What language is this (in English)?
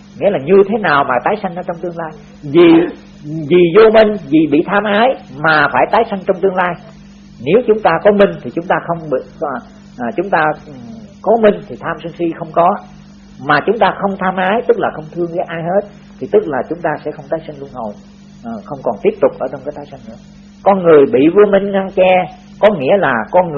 Vietnamese